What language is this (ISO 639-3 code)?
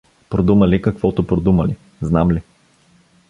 bul